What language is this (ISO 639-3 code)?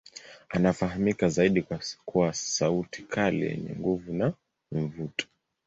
swa